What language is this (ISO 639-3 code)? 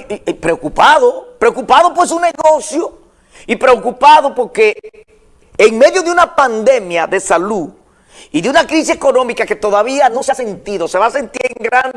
spa